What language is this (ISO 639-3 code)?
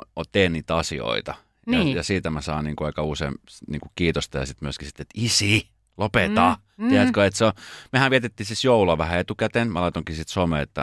fin